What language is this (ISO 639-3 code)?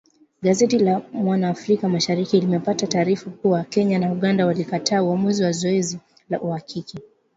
swa